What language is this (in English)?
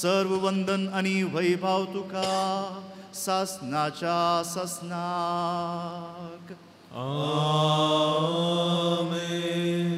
Romanian